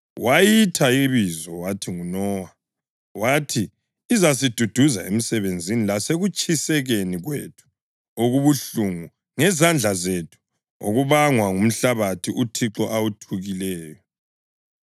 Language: North Ndebele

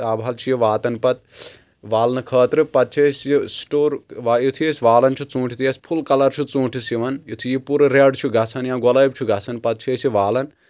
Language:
Kashmiri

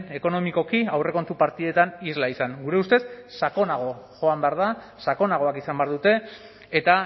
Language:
Basque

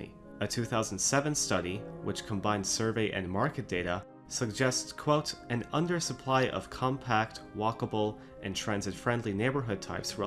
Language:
English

